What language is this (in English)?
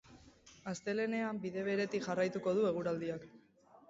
Basque